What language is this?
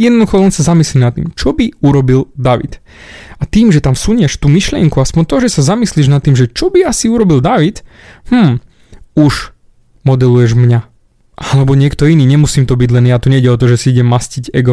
Slovak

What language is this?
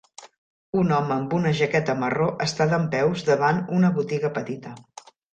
Catalan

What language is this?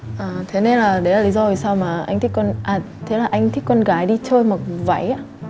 Vietnamese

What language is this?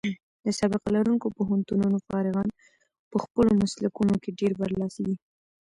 Pashto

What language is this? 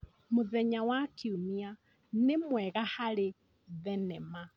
Kikuyu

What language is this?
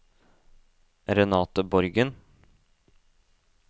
Norwegian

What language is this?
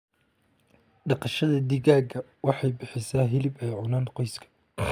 Somali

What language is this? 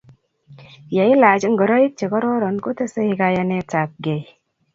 Kalenjin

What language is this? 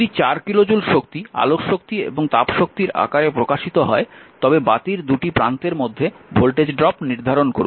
Bangla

